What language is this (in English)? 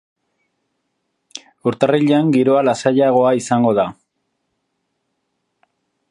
Basque